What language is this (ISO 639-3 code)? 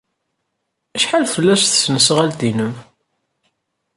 kab